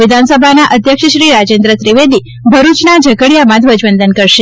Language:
Gujarati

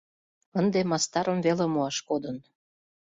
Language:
Mari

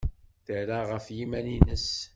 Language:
Kabyle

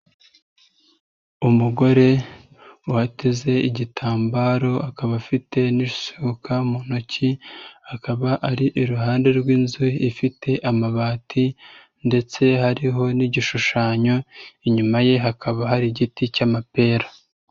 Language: Kinyarwanda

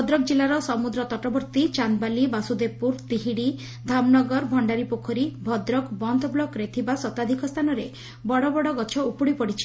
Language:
Odia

